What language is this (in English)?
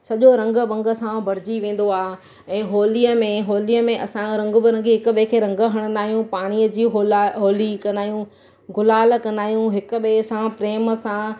Sindhi